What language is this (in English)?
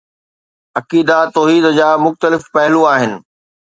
Sindhi